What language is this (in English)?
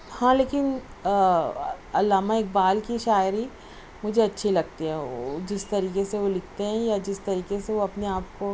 Urdu